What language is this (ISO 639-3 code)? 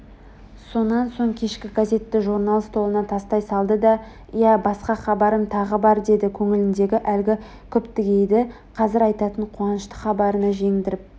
kaz